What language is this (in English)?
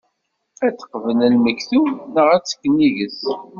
Kabyle